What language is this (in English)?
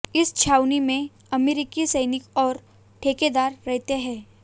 Hindi